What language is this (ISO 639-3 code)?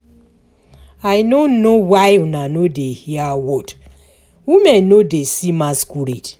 pcm